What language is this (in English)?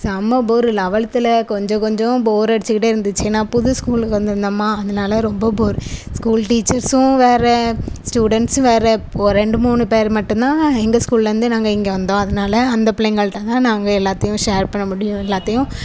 Tamil